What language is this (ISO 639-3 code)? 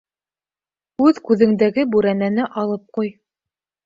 bak